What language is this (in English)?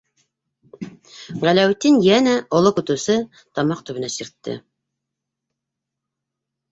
Bashkir